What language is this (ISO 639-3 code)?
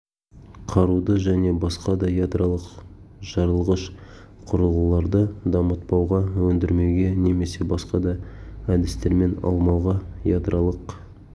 kaz